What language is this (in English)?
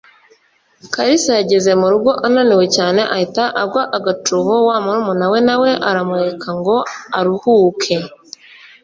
Kinyarwanda